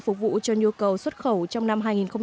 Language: Vietnamese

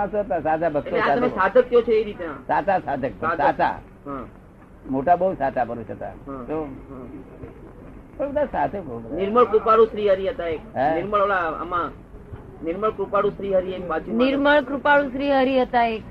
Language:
Gujarati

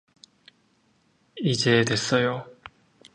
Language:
Korean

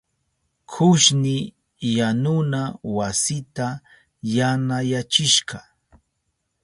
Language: Southern Pastaza Quechua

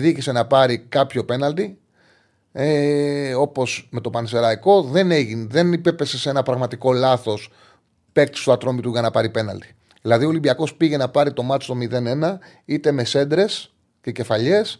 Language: Greek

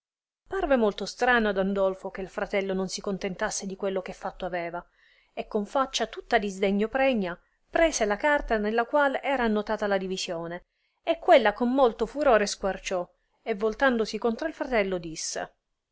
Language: Italian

